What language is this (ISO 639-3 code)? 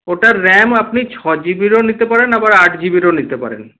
ben